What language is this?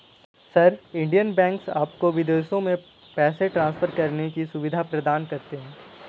Hindi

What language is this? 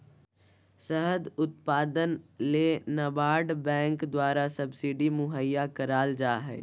Magahi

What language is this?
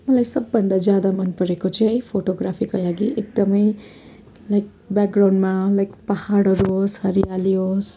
Nepali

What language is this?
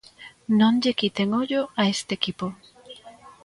Galician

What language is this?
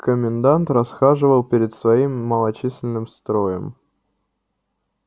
Russian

